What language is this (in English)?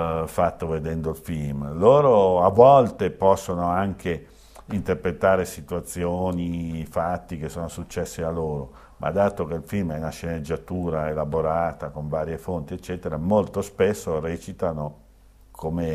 Italian